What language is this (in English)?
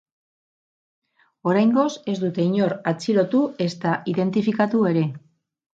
Basque